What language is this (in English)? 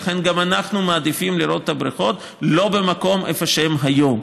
Hebrew